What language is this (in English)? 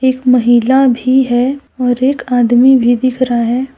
Hindi